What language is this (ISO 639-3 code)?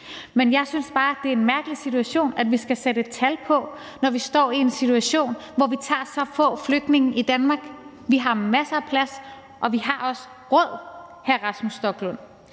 dan